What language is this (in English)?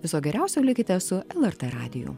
Lithuanian